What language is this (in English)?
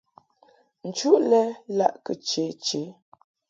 Mungaka